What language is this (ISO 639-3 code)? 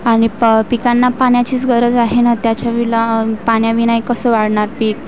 mar